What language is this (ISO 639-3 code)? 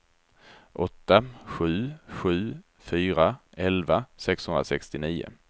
swe